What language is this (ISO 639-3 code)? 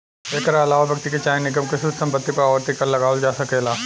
bho